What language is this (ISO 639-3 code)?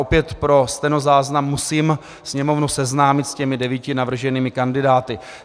ces